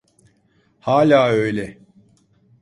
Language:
Turkish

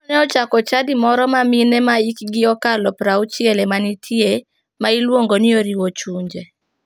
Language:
Luo (Kenya and Tanzania)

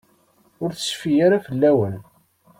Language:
Kabyle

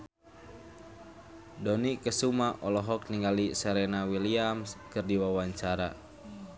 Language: Sundanese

